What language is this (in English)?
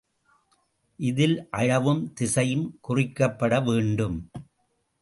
Tamil